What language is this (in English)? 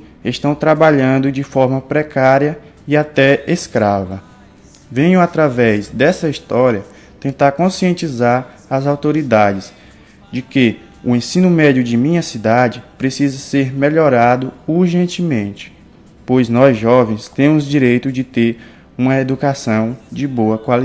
Portuguese